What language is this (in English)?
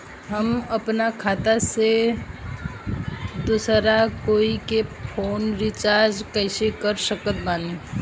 Bhojpuri